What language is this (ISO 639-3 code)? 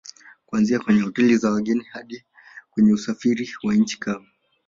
swa